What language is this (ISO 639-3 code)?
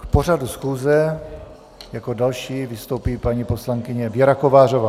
ces